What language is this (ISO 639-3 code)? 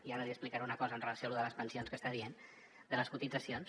cat